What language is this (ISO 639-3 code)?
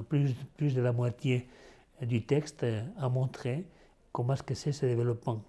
fra